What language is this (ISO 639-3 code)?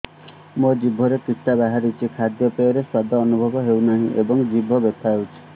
ori